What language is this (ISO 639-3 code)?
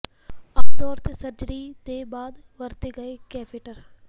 pan